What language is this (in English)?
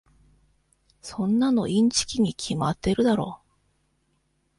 Japanese